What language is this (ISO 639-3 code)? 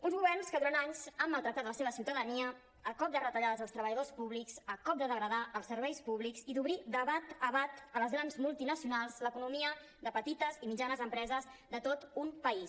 cat